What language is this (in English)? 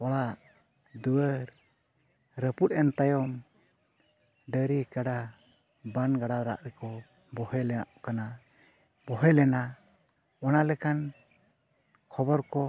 Santali